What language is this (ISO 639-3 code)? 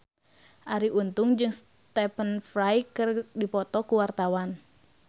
sun